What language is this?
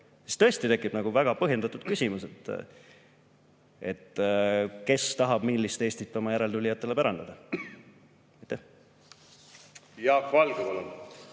Estonian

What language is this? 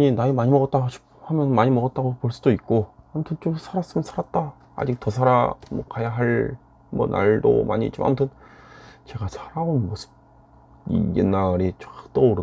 Korean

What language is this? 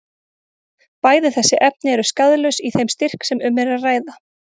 Icelandic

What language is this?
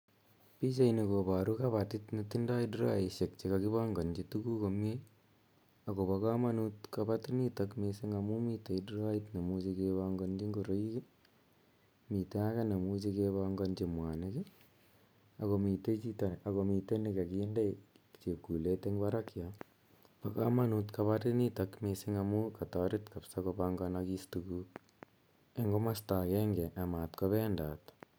Kalenjin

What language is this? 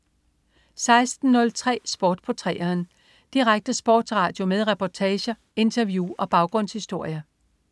Danish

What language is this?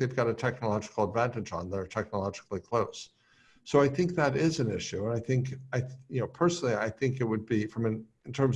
English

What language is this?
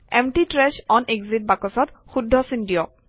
Assamese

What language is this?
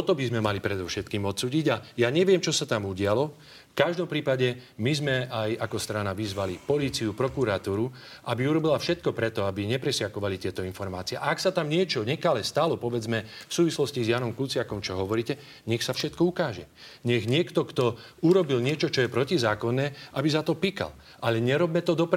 Slovak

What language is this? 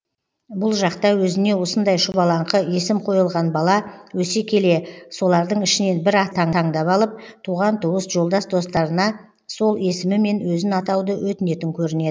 Kazakh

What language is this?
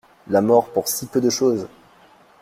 French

